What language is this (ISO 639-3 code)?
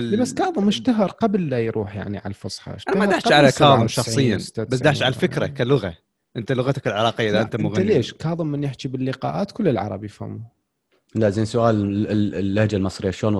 ara